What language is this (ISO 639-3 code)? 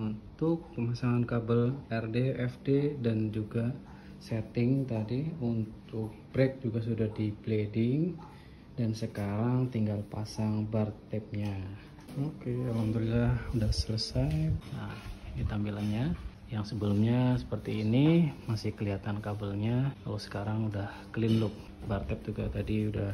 ind